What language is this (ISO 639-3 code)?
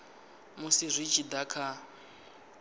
ven